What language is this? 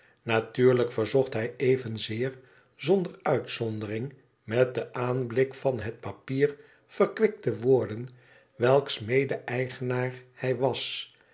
Dutch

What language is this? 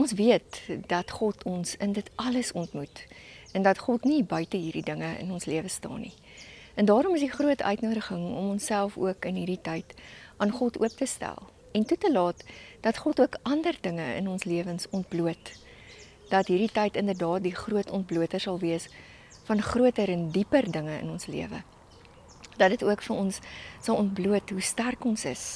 Dutch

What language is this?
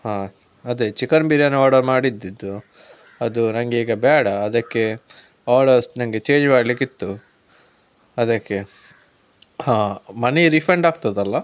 Kannada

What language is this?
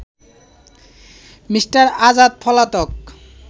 Bangla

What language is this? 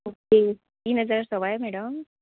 Konkani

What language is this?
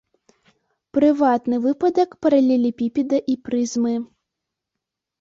Belarusian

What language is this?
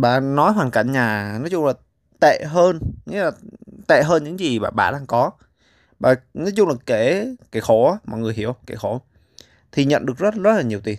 Vietnamese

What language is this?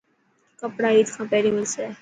Dhatki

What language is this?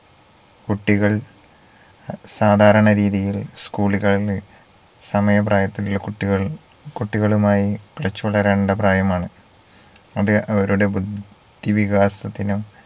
Malayalam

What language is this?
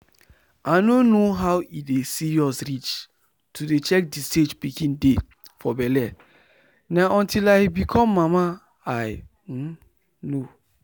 Nigerian Pidgin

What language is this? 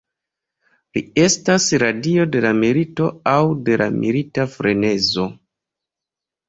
Esperanto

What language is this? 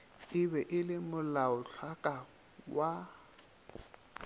Northern Sotho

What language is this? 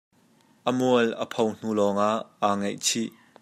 Hakha Chin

